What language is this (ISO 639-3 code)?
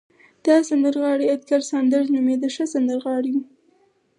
pus